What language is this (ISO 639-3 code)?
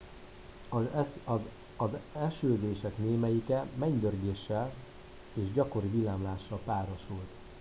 hun